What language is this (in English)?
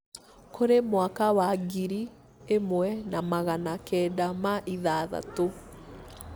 Kikuyu